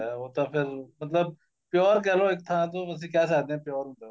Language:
Punjabi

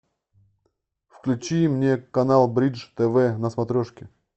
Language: Russian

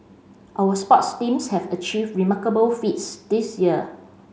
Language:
English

